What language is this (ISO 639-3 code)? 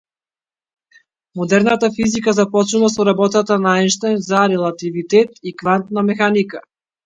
mkd